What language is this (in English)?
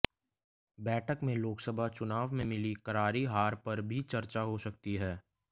Hindi